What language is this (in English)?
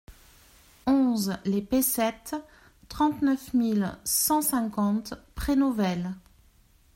French